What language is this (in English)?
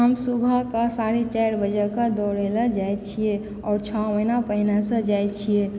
Maithili